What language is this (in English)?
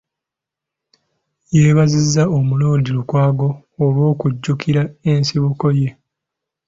Ganda